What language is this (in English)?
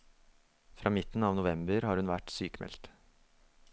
Norwegian